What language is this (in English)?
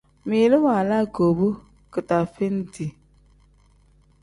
Tem